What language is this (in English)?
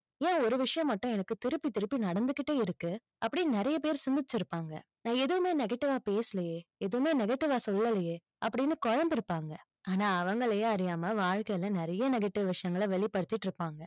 Tamil